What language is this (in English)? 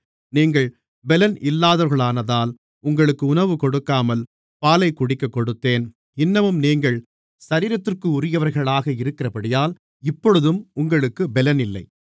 Tamil